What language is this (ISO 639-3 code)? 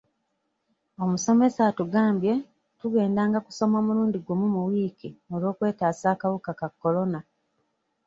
lug